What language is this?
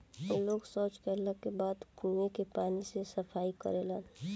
Bhojpuri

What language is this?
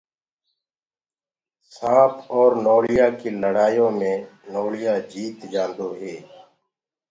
Gurgula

